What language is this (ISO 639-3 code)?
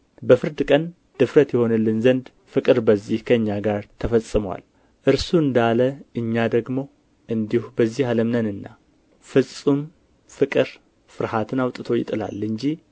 amh